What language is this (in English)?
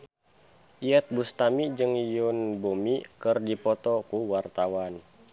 Sundanese